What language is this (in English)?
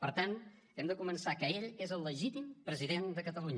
Catalan